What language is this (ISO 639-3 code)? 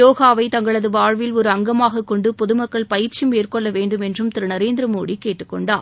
tam